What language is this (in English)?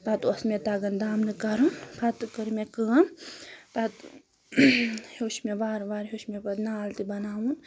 Kashmiri